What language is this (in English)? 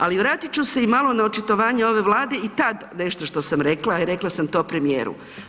Croatian